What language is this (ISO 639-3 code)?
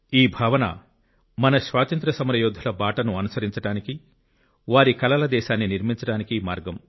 tel